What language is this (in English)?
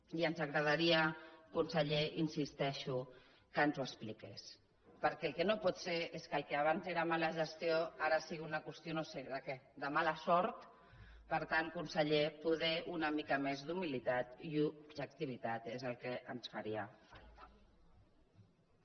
Catalan